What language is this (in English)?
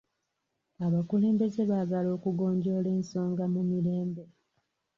Ganda